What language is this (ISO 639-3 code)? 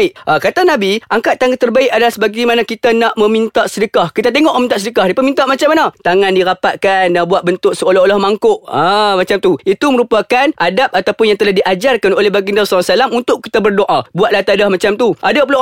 msa